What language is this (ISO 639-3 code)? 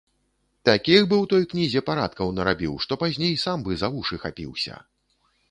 bel